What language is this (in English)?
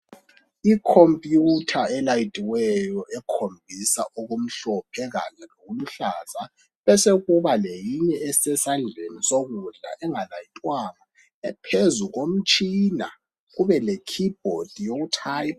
North Ndebele